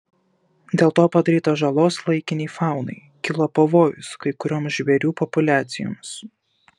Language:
Lithuanian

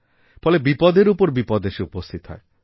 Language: Bangla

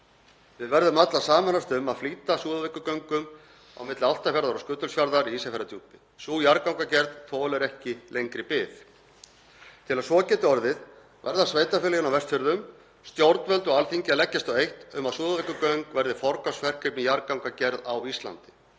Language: Icelandic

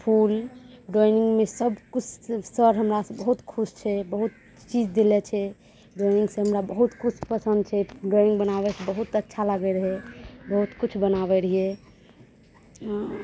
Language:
Maithili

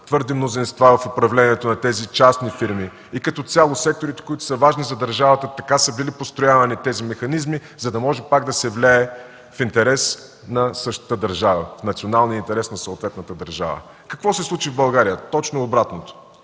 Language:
Bulgarian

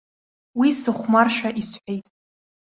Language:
Abkhazian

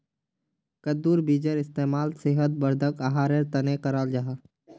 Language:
Magahi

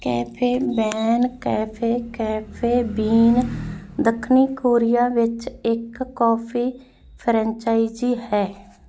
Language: Punjabi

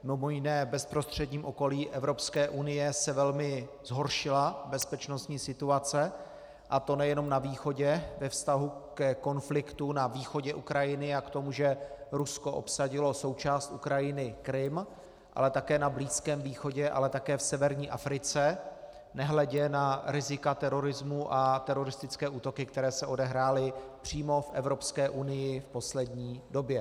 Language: Czech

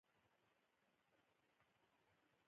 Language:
Pashto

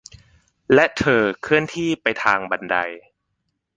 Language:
Thai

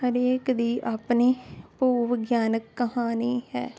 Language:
Punjabi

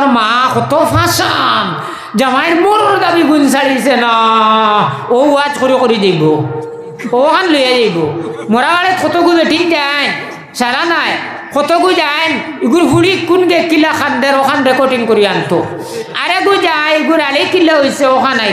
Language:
Indonesian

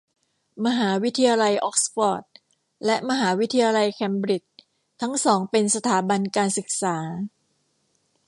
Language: Thai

